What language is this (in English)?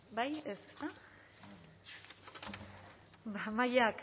Basque